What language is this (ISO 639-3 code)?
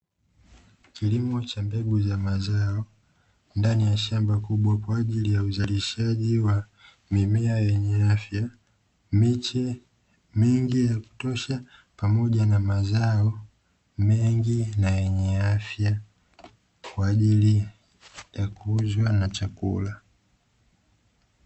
swa